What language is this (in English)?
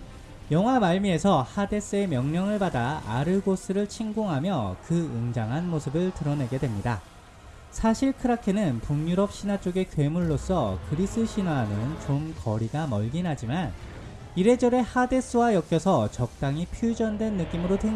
Korean